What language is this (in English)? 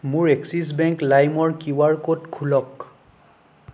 Assamese